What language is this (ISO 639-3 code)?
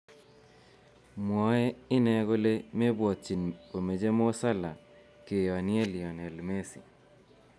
kln